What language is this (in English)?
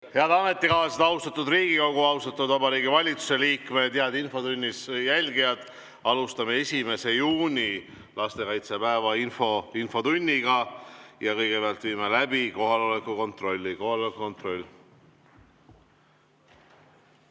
Estonian